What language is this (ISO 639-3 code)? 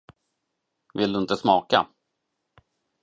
swe